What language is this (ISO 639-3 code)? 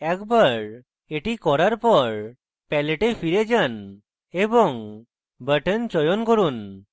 ben